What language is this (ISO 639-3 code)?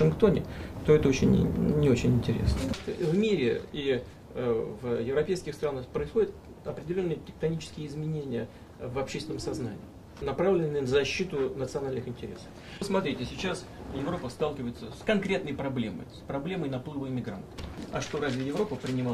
rus